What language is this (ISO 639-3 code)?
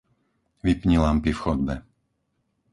slk